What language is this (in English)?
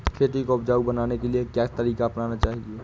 Hindi